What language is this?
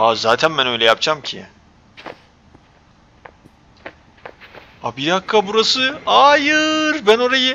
Turkish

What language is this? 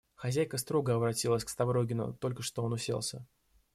Russian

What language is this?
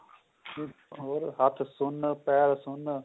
Punjabi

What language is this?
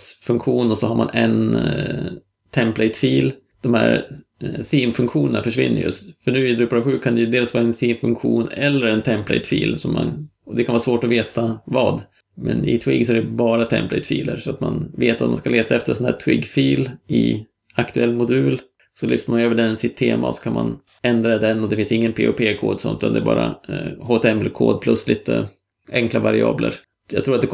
Swedish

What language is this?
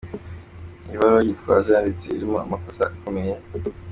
Kinyarwanda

